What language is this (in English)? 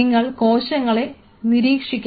Malayalam